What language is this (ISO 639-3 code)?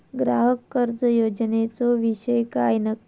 mar